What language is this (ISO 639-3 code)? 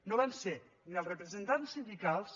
cat